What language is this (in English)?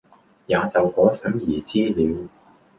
Cantonese